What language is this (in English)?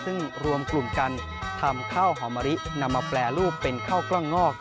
Thai